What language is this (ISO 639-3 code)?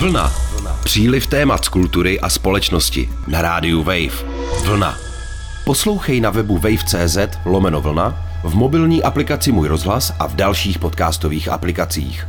ces